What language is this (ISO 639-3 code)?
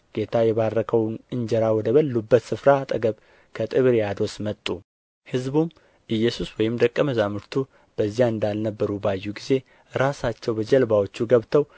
amh